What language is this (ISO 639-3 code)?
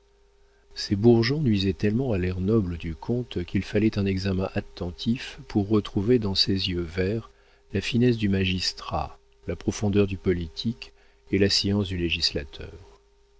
fra